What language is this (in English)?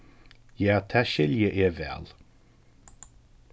Faroese